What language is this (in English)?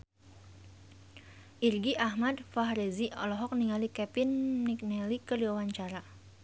Sundanese